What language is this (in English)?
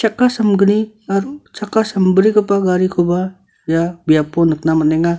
Garo